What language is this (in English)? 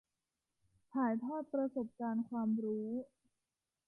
Thai